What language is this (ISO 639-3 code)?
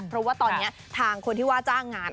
tha